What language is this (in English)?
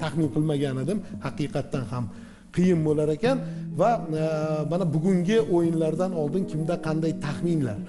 Turkish